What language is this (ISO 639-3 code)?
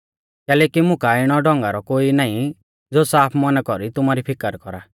bfz